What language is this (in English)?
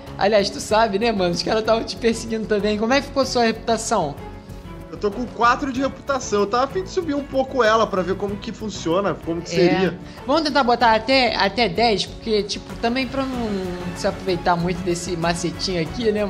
Portuguese